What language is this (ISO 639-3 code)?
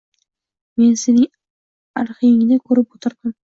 uzb